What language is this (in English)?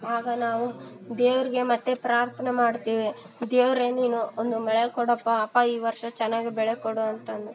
Kannada